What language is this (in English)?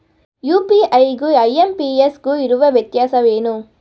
Kannada